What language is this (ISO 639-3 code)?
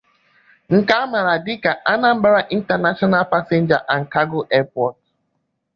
ibo